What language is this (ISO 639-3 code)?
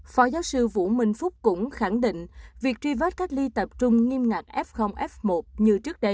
vie